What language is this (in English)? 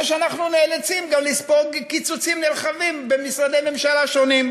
Hebrew